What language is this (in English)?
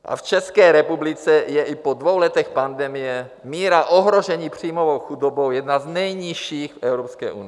Czech